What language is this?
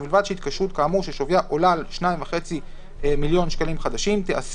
Hebrew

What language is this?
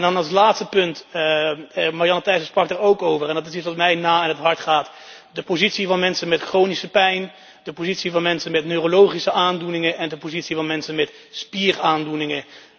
Dutch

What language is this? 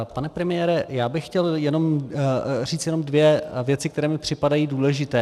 Czech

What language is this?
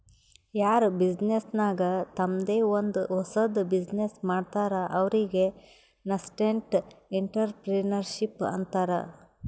Kannada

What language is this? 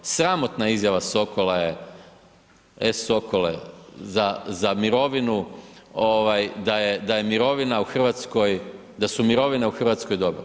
Croatian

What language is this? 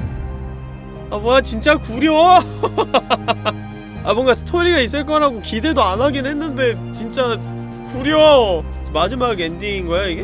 Korean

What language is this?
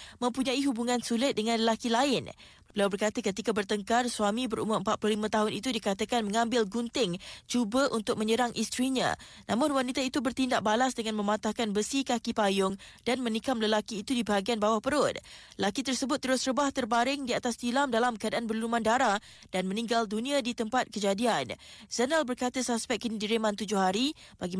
Malay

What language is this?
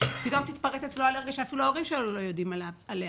Hebrew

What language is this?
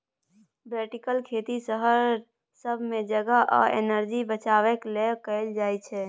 Maithili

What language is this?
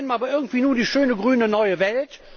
German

